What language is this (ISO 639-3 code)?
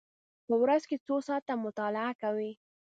pus